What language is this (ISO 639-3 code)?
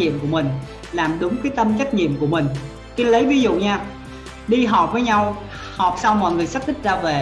vie